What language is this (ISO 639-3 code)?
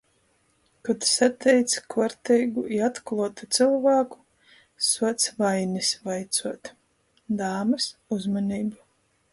ltg